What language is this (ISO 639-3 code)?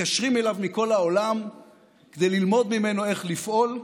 heb